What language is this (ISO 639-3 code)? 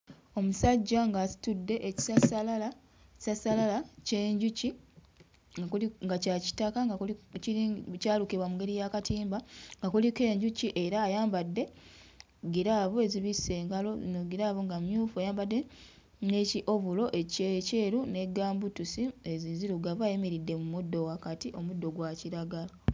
lug